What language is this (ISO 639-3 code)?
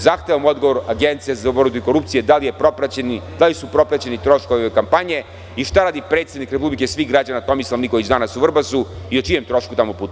srp